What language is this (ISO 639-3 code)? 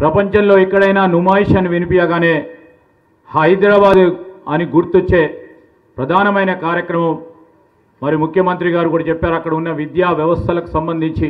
tel